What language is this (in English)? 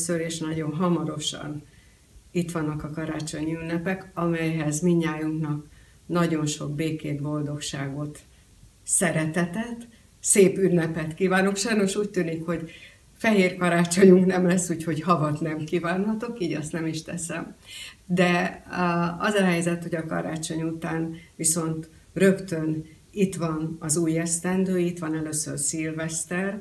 Hungarian